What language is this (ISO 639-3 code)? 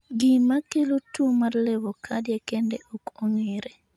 luo